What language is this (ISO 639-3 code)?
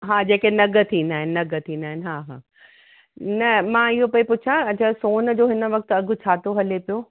snd